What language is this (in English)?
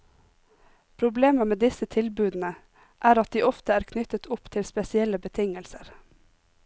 Norwegian